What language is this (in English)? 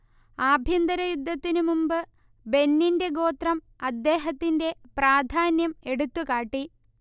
Malayalam